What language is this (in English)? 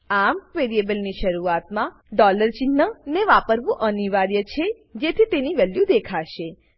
Gujarati